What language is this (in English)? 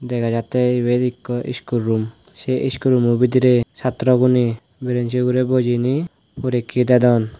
Chakma